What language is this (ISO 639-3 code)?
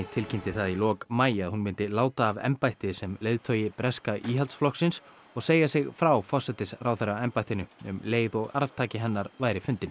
isl